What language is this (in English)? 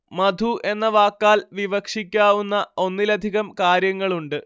Malayalam